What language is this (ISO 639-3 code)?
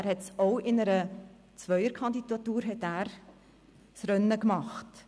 gsw